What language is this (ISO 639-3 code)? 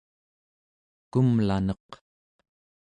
esu